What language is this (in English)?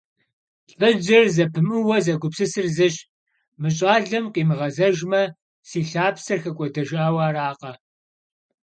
Kabardian